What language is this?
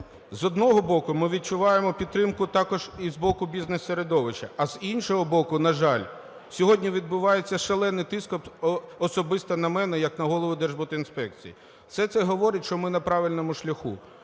Ukrainian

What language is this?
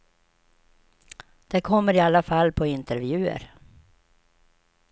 Swedish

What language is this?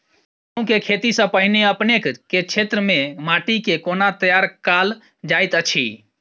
Maithili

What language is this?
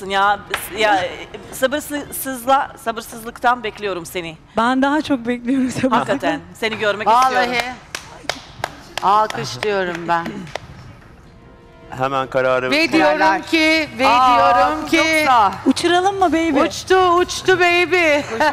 Turkish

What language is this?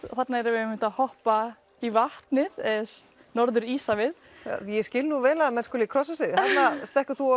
Icelandic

